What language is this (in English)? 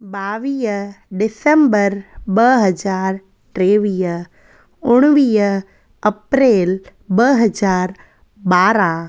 Sindhi